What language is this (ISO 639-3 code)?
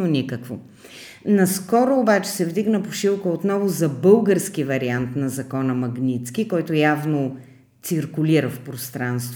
bul